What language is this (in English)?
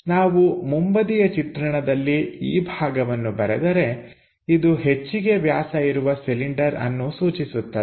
Kannada